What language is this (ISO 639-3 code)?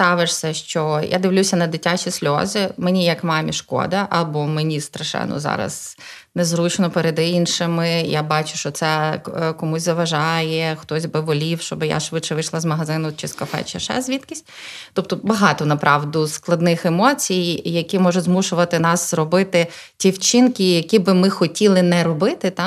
ukr